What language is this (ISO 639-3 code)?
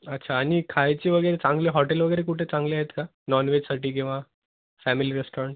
mar